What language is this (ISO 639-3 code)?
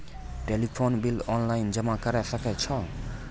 mai